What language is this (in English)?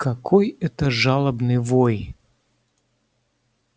Russian